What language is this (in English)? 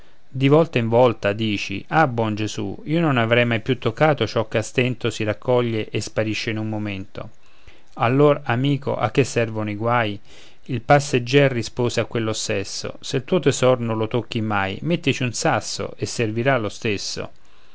Italian